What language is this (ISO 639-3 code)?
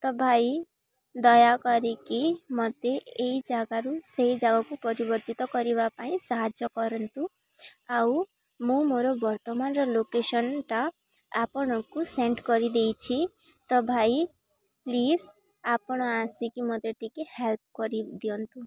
ori